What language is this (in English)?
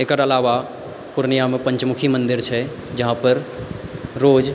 Maithili